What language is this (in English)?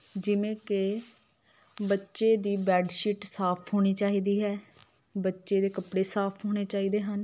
Punjabi